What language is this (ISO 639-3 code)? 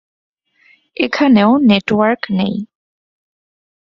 ben